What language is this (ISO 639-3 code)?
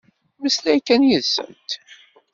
kab